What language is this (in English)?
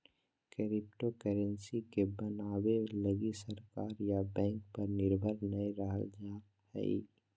Magahi